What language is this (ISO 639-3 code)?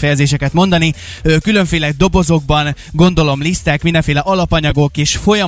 hun